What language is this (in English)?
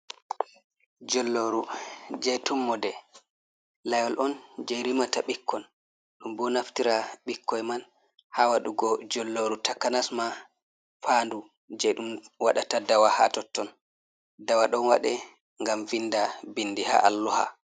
Fula